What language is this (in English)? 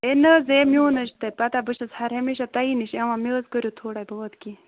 Kashmiri